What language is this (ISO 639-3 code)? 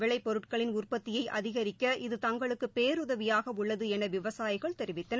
tam